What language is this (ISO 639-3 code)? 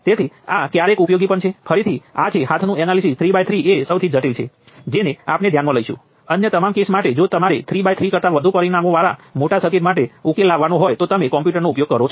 guj